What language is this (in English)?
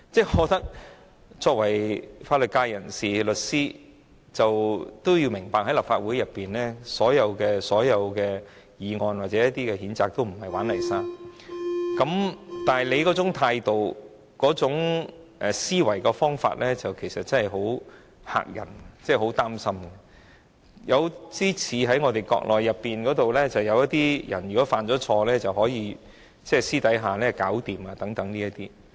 Cantonese